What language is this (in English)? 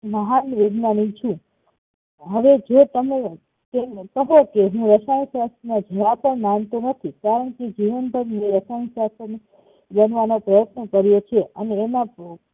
Gujarati